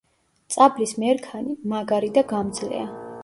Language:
Georgian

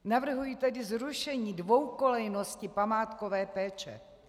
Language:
Czech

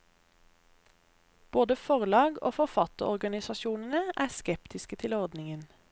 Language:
Norwegian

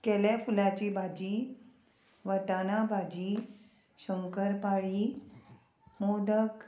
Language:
Konkani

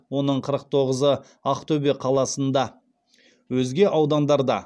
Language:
Kazakh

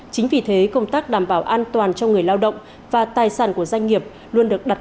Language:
Vietnamese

